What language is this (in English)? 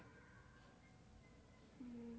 Gujarati